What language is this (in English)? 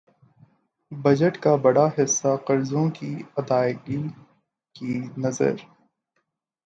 Urdu